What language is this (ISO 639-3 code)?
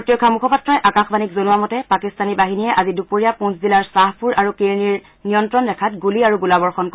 asm